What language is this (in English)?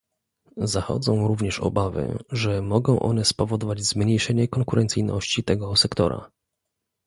Polish